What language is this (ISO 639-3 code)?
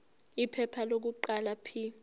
zul